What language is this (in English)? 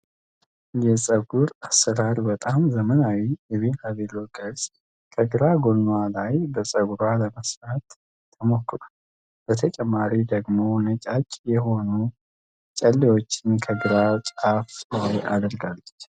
Amharic